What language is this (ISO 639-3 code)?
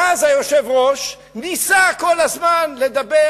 heb